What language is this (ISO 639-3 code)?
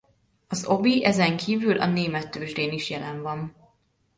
hun